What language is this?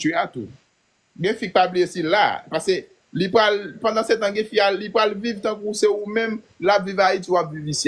French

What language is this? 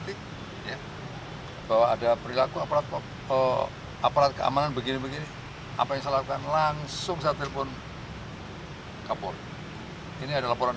Indonesian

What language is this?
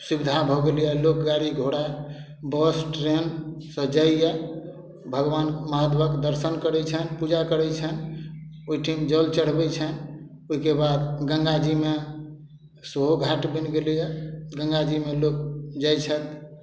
Maithili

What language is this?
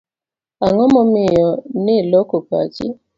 Luo (Kenya and Tanzania)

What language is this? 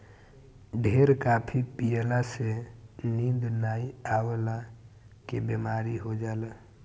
Bhojpuri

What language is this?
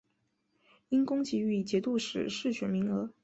Chinese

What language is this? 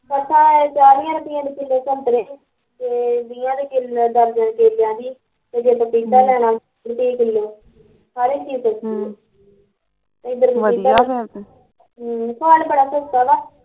Punjabi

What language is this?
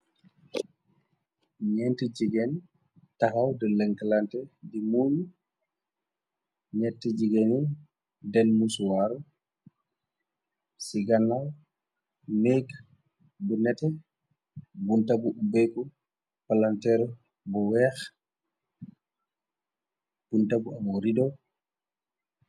Wolof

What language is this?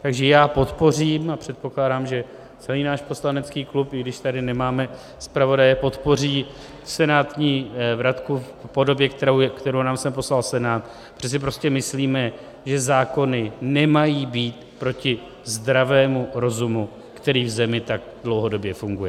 Czech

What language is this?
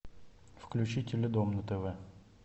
Russian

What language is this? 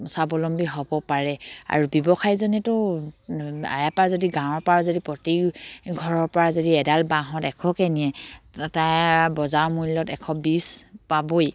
Assamese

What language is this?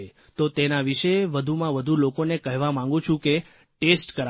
Gujarati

